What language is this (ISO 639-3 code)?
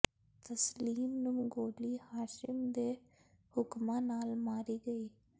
pan